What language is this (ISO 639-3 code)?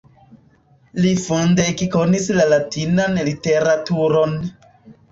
epo